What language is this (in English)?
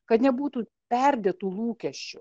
Lithuanian